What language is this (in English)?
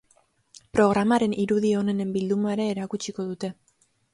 Basque